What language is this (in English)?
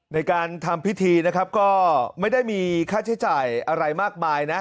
Thai